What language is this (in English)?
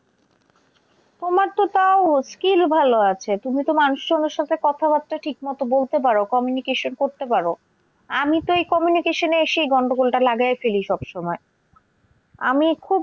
Bangla